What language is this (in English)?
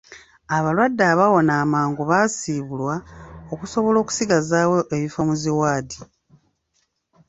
Ganda